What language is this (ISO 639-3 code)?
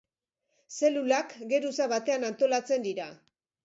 eus